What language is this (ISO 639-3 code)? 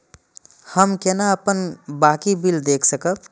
mai